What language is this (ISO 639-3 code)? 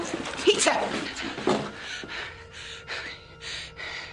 cym